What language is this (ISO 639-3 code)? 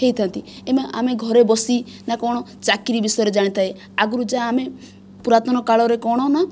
ori